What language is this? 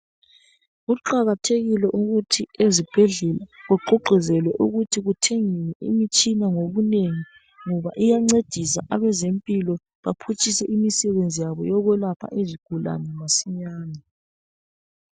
North Ndebele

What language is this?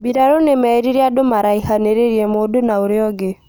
Kikuyu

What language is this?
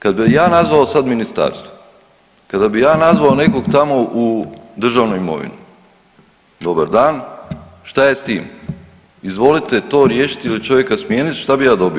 Croatian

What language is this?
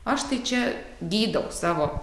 Lithuanian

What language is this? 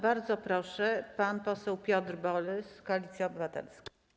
Polish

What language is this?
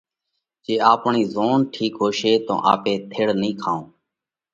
Parkari Koli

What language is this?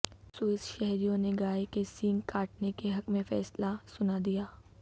Urdu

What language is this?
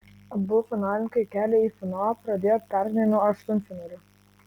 Lithuanian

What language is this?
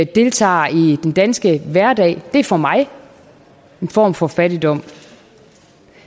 Danish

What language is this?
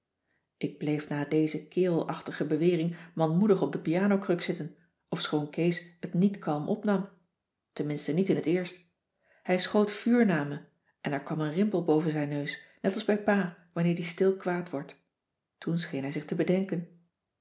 Dutch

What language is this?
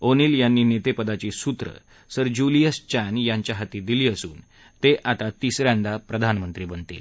Marathi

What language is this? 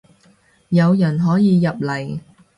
Cantonese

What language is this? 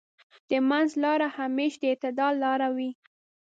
Pashto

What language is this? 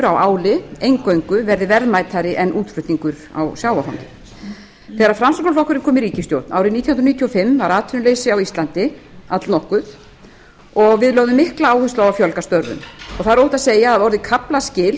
Icelandic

